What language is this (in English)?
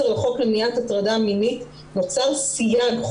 Hebrew